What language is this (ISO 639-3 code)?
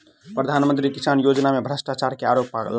mai